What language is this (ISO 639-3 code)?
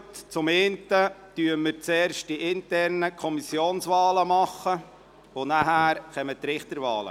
gsw